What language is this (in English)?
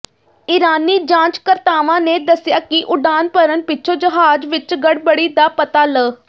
Punjabi